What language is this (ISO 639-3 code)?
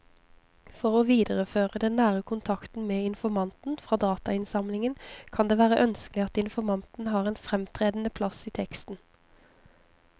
nor